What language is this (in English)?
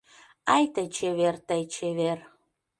Mari